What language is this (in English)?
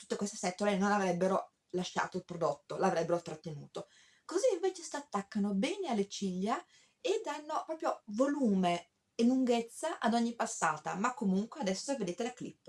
Italian